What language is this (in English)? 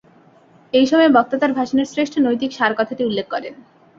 Bangla